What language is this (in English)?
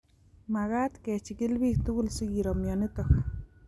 Kalenjin